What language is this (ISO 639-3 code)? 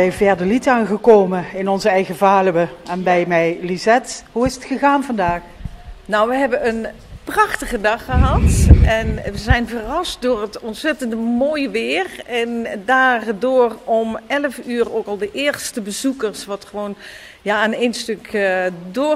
nld